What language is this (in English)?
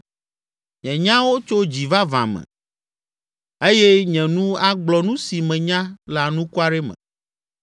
Ewe